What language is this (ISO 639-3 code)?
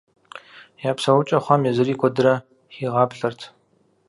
kbd